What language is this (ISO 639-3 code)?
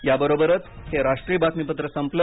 mar